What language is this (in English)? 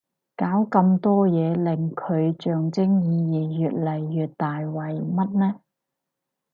Cantonese